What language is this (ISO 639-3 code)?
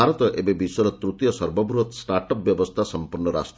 ori